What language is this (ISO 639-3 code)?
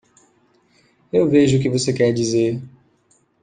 por